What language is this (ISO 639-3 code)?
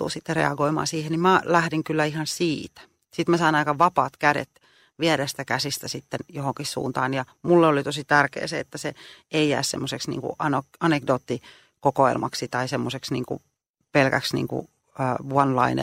fin